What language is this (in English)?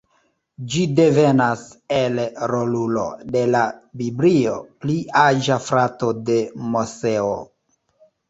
Esperanto